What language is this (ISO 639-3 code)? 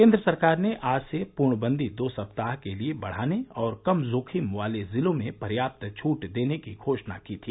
hin